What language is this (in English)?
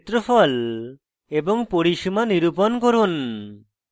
Bangla